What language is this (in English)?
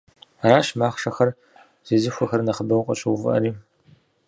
Kabardian